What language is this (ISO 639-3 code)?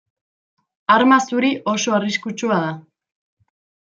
eus